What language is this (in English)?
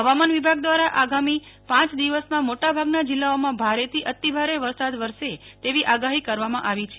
Gujarati